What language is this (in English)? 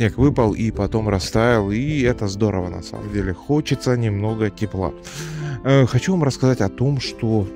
Russian